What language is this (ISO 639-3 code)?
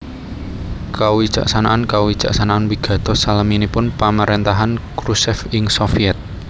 jav